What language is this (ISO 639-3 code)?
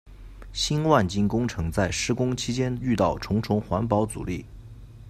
zho